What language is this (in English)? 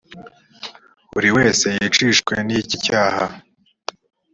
Kinyarwanda